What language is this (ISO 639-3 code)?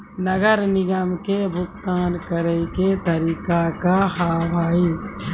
mai